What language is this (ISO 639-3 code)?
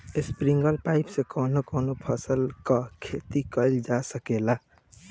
bho